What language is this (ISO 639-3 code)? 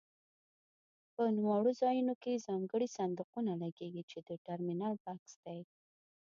pus